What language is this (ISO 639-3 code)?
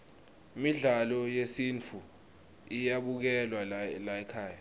ssw